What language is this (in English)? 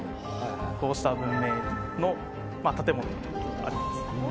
Japanese